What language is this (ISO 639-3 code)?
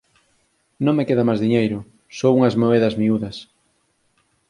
glg